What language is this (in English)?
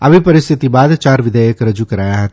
Gujarati